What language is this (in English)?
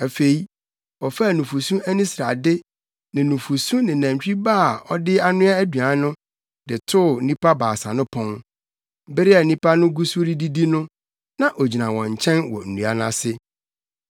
Akan